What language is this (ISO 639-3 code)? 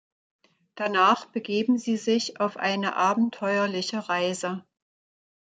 deu